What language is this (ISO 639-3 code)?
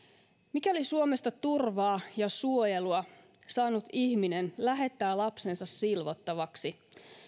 fin